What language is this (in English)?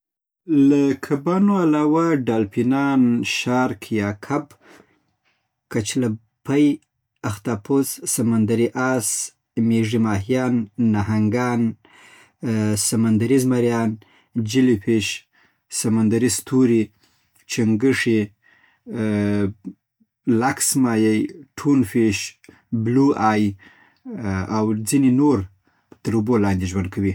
Southern Pashto